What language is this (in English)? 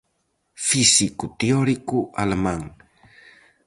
Galician